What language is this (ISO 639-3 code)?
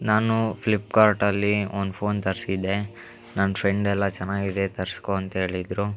kan